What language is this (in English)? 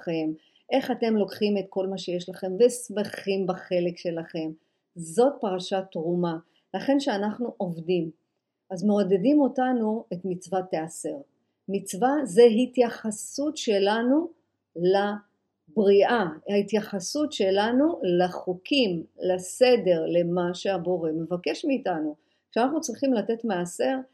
Hebrew